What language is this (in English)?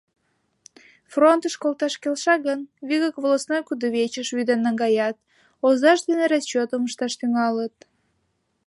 Mari